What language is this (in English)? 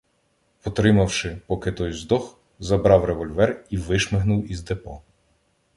Ukrainian